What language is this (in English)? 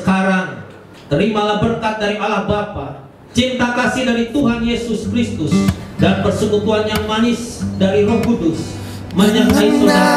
Indonesian